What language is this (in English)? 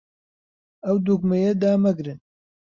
Central Kurdish